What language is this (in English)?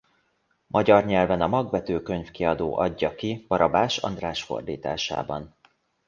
Hungarian